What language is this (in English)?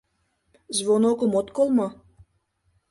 Mari